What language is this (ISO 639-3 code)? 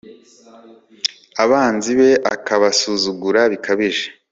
kin